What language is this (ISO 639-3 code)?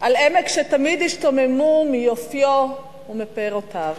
heb